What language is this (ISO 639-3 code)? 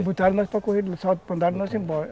por